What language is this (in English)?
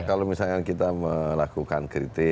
Indonesian